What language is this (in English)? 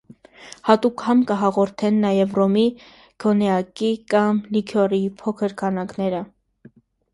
Armenian